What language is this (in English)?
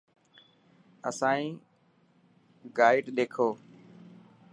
Dhatki